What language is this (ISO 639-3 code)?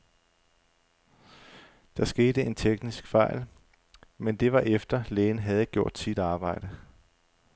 dan